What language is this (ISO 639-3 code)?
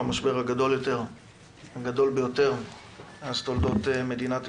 heb